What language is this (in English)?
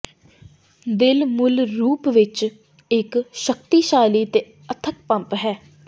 Punjabi